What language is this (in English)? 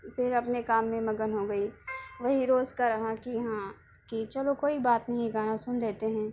Urdu